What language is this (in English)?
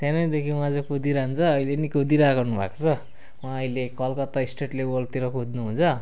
Nepali